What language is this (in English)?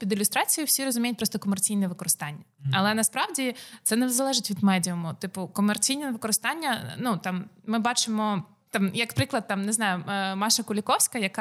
Ukrainian